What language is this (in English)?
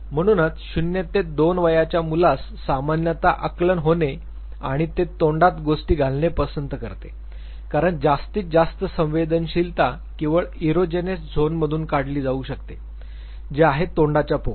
Marathi